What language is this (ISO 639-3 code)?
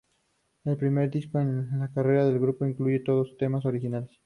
spa